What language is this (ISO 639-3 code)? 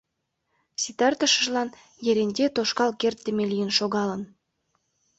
chm